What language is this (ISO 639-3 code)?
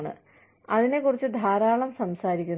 mal